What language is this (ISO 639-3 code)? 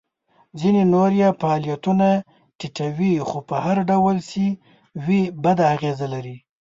pus